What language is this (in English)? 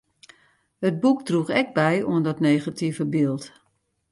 Western Frisian